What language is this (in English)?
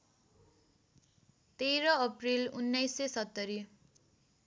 Nepali